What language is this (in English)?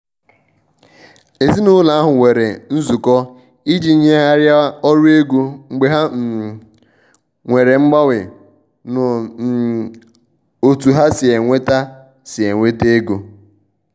Igbo